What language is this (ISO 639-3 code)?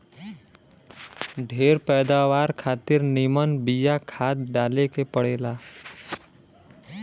bho